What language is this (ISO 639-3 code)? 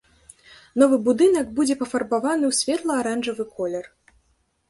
bel